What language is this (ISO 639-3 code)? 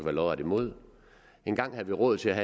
dan